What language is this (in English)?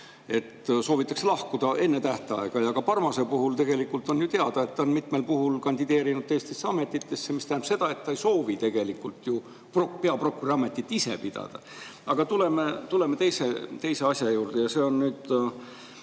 Estonian